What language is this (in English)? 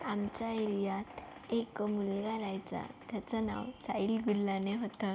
Marathi